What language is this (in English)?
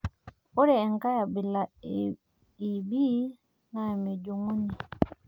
Masai